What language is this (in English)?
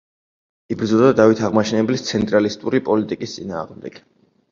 Georgian